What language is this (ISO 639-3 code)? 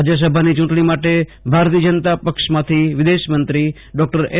guj